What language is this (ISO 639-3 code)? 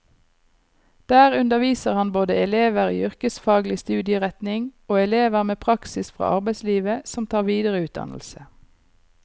nor